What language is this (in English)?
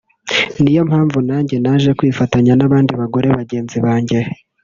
Kinyarwanda